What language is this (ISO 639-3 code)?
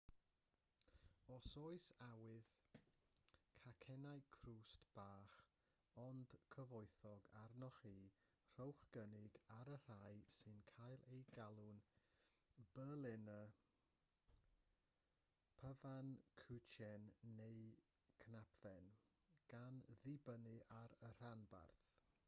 cym